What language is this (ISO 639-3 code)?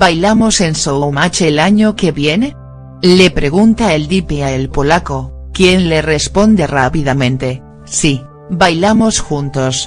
spa